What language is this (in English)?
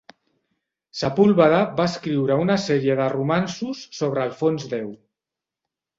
Catalan